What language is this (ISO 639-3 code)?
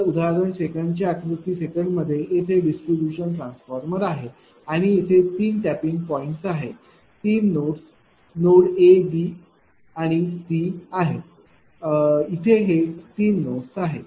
mar